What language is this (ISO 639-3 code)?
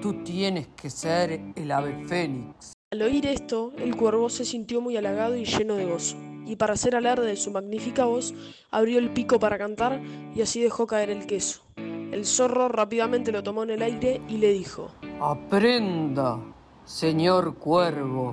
spa